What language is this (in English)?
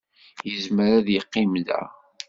Kabyle